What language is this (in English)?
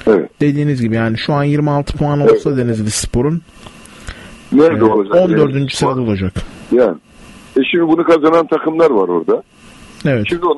Turkish